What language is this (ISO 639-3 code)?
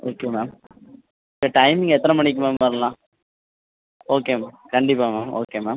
tam